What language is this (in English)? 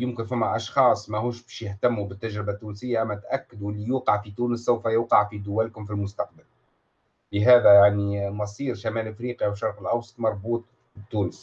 Arabic